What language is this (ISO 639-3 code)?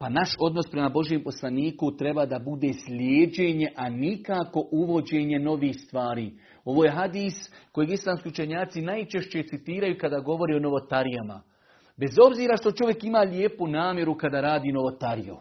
hrv